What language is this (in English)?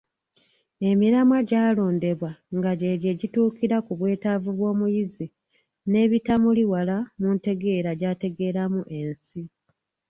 Ganda